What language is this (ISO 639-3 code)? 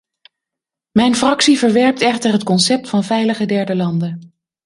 nld